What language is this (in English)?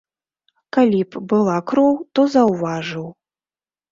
Belarusian